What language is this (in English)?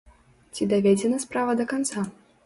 Belarusian